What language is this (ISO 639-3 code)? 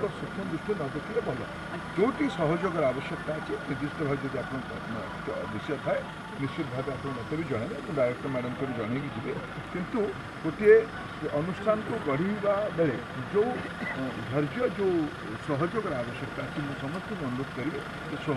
spa